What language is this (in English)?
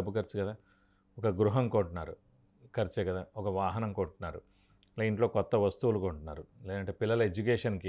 Telugu